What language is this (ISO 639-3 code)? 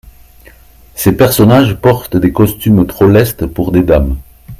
fra